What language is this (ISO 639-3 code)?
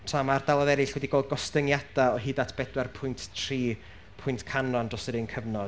cym